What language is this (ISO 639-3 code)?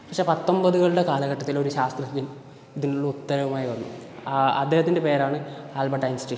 mal